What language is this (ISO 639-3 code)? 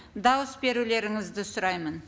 kaz